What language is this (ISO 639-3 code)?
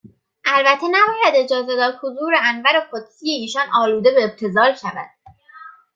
fas